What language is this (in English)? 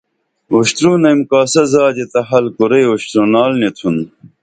Dameli